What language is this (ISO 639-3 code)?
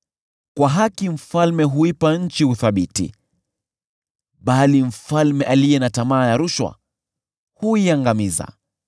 swa